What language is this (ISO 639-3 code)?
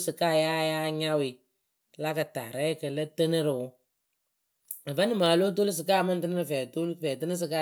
keu